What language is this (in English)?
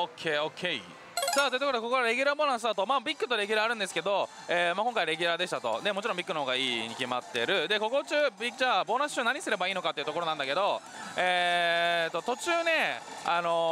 Japanese